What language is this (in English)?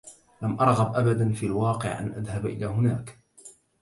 Arabic